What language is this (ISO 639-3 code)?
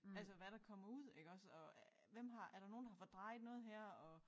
dan